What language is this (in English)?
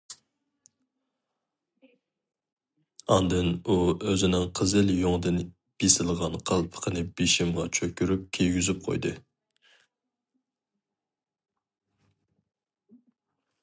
Uyghur